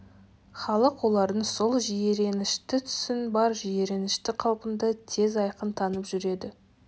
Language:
Kazakh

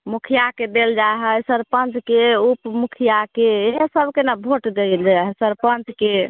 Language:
Maithili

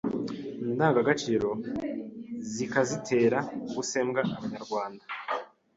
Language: Kinyarwanda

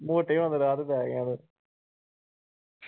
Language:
Punjabi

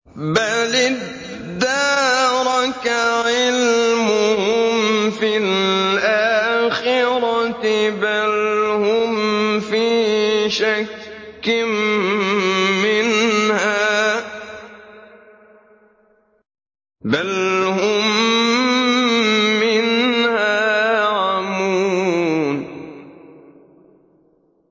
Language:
Arabic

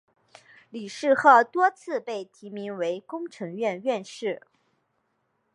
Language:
Chinese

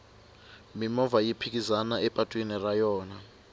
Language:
Tsonga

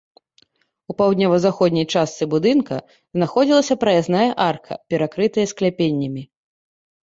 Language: Belarusian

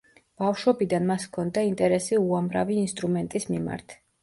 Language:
Georgian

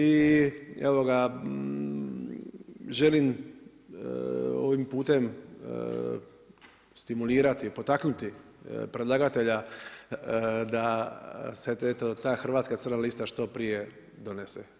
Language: Croatian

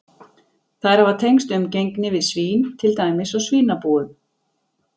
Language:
Icelandic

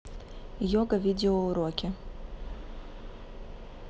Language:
Russian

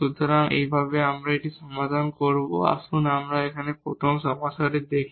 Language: Bangla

